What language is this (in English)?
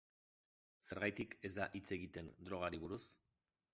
Basque